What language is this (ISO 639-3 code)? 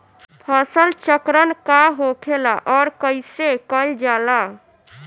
bho